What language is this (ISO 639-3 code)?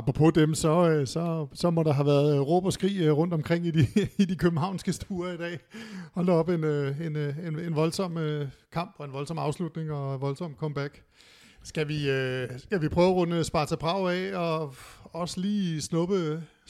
dan